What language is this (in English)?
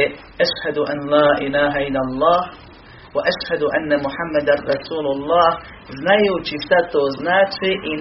Croatian